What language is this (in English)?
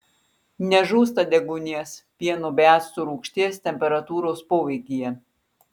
Lithuanian